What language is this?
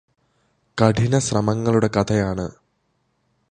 Malayalam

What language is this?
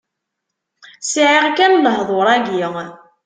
Kabyle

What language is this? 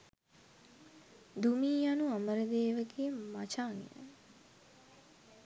Sinhala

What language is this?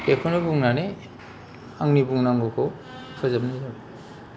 Bodo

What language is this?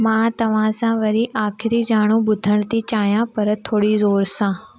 Sindhi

